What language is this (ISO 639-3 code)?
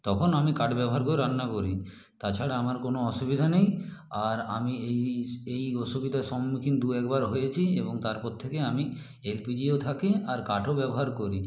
ben